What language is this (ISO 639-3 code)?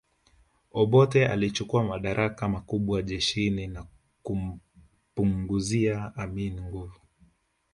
swa